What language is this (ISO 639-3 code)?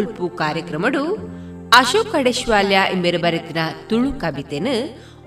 kan